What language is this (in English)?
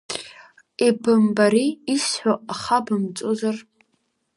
Abkhazian